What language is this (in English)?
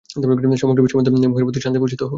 Bangla